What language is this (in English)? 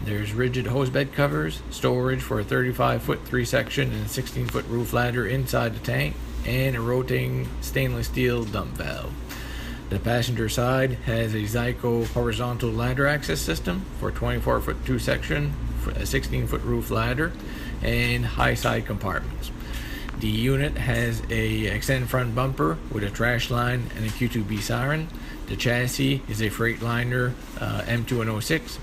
English